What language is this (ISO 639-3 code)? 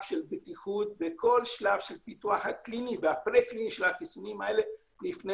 heb